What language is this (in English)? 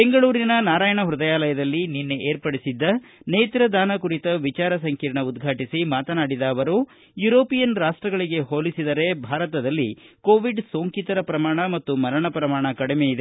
Kannada